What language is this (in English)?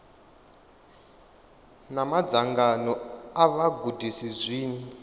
Venda